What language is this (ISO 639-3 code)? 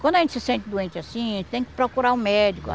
por